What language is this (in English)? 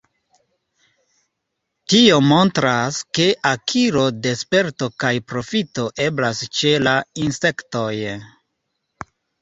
Esperanto